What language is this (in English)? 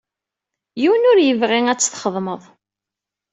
Kabyle